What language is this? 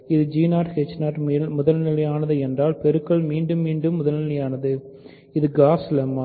Tamil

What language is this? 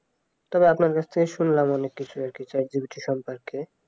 Bangla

